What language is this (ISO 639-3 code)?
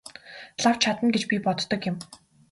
mon